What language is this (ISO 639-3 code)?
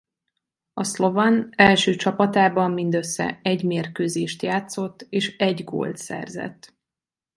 hun